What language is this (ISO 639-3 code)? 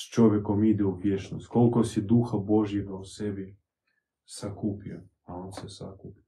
hrv